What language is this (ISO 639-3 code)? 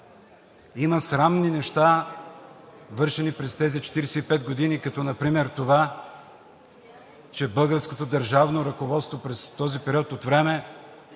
bul